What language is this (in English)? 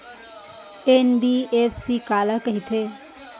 Chhattisgarhi